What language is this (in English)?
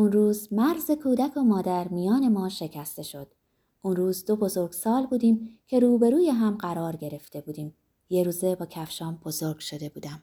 Persian